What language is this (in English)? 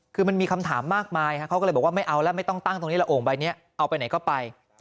Thai